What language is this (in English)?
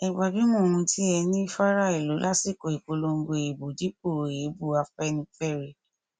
Yoruba